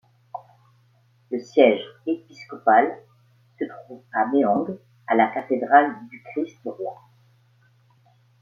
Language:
French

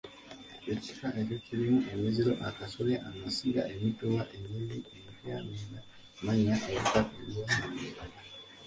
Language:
Ganda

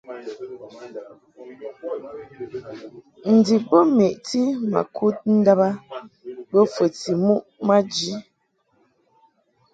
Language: Mungaka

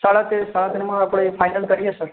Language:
Gujarati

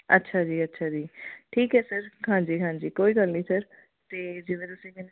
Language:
Punjabi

